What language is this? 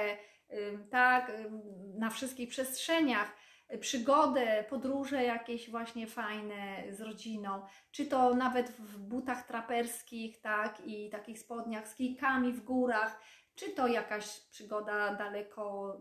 Polish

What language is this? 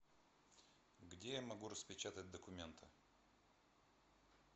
Russian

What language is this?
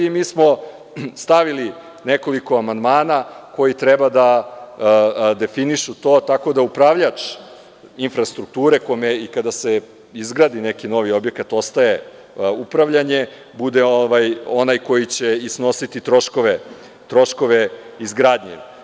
Serbian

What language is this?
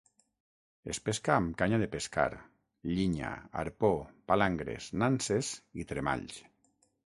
Catalan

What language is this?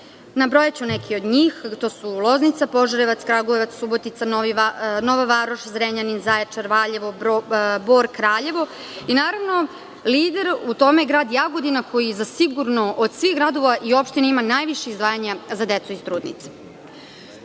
Serbian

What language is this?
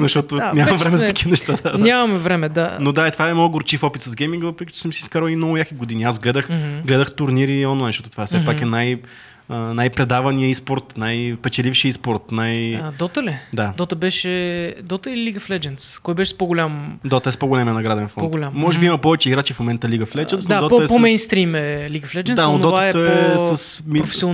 Bulgarian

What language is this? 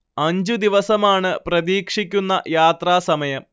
Malayalam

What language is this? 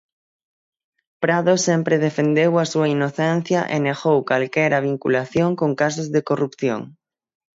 Galician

